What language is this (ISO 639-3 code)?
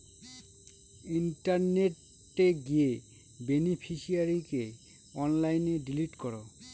ben